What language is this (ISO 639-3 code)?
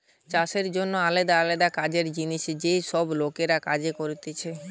ben